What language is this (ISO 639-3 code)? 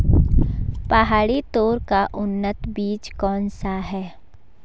hin